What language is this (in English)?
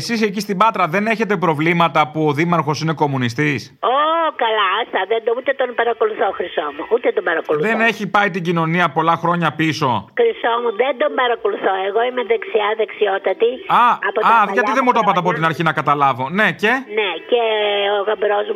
Greek